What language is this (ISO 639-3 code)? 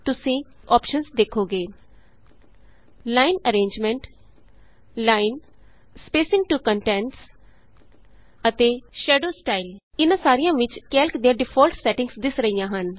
pan